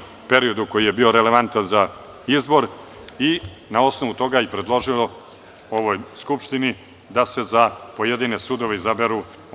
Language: Serbian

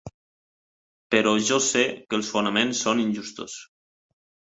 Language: Catalan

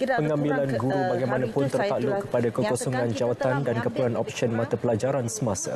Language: Malay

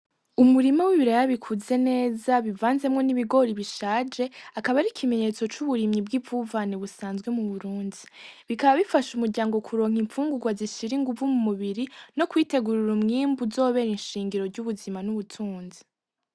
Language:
Rundi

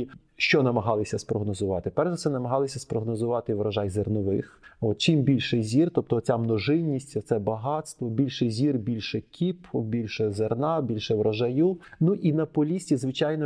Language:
Ukrainian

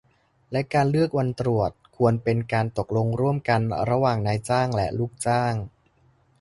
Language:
Thai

